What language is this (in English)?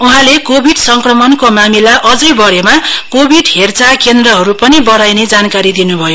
Nepali